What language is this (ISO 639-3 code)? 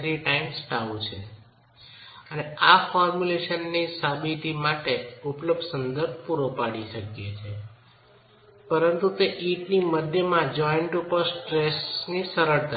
guj